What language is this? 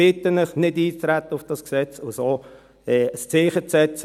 Swiss German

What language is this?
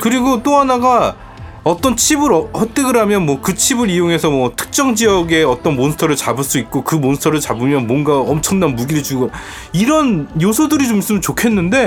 Korean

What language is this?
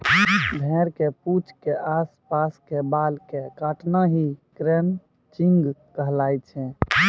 Maithili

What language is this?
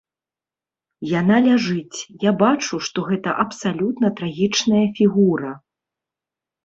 Belarusian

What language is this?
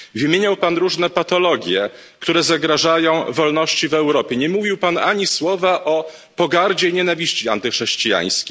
Polish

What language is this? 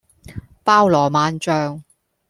Cantonese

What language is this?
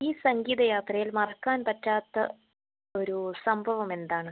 Malayalam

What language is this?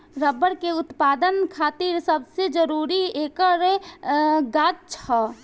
Bhojpuri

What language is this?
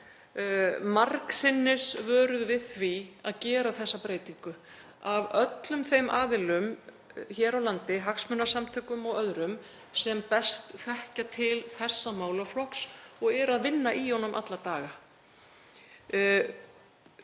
Icelandic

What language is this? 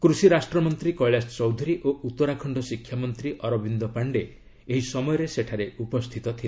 Odia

